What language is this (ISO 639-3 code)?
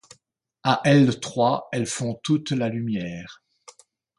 fra